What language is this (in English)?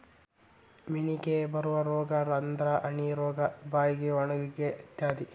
Kannada